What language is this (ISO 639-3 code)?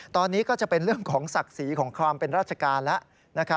tha